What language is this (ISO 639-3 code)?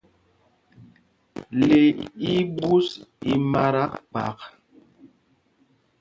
mgg